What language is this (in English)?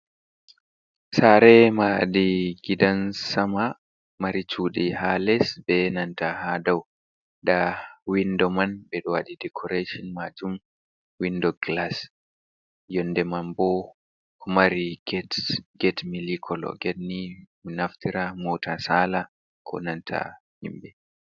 Fula